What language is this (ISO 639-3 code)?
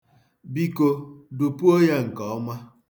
ibo